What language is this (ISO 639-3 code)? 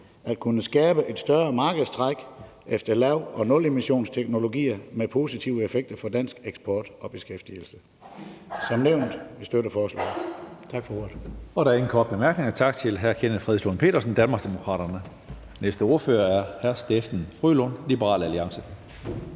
dan